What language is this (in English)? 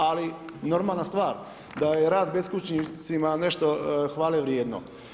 Croatian